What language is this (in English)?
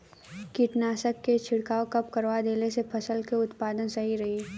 Bhojpuri